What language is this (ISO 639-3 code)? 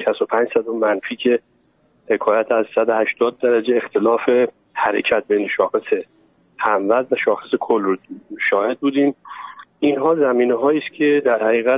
fas